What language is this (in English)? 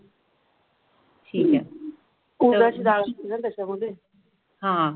Marathi